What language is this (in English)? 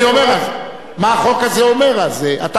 Hebrew